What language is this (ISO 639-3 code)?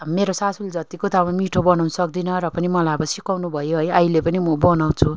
nep